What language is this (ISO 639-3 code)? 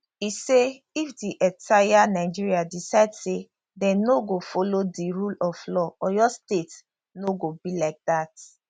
pcm